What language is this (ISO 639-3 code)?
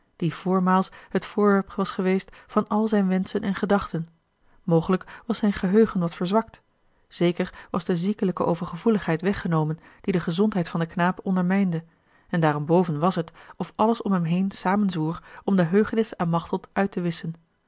nld